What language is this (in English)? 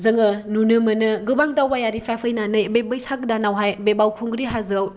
Bodo